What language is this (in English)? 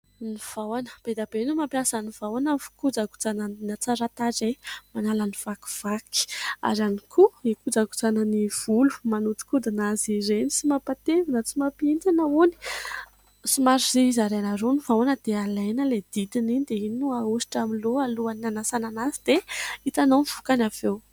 Malagasy